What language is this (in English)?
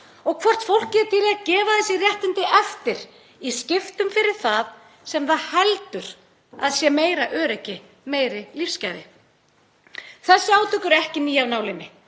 Icelandic